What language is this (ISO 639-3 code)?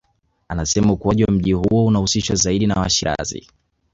swa